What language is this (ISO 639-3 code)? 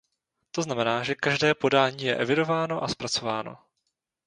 ces